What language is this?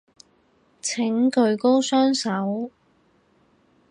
Cantonese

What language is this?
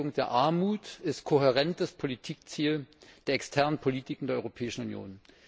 German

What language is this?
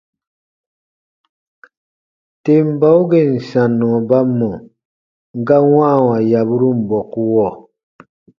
Baatonum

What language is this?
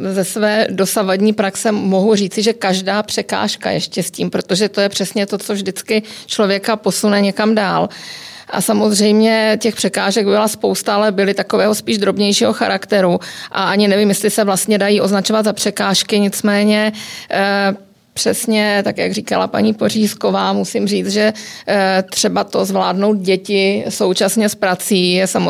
Czech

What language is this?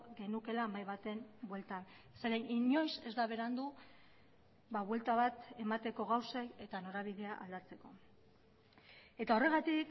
Basque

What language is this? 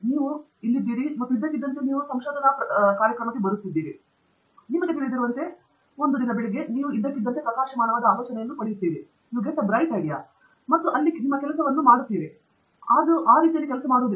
Kannada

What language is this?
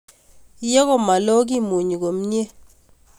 Kalenjin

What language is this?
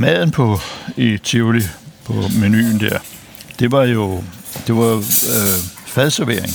Danish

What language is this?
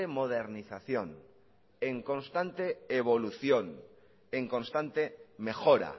Spanish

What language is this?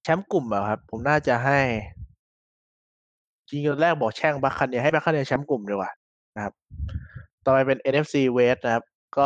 Thai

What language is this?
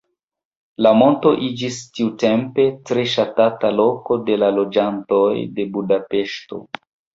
Esperanto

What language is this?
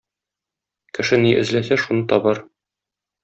Tatar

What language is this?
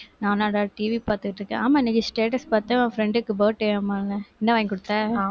Tamil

